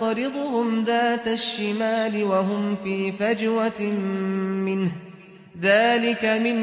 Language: Arabic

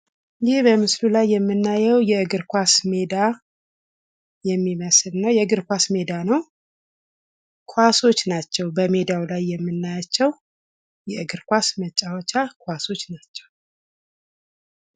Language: Amharic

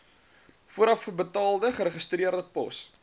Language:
Afrikaans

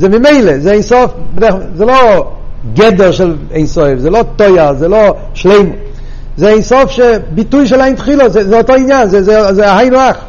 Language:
Hebrew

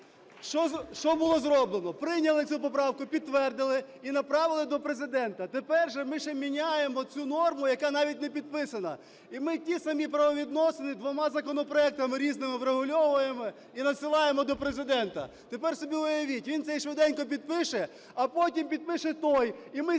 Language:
Ukrainian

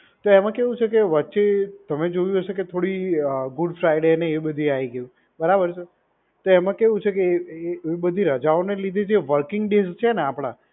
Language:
Gujarati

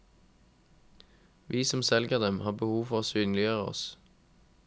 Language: Norwegian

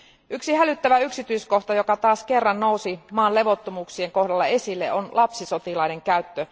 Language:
Finnish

